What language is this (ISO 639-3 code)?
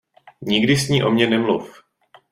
ces